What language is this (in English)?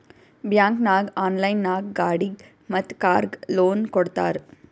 Kannada